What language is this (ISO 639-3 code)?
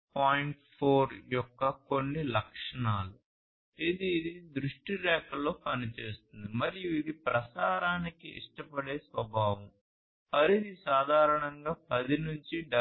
tel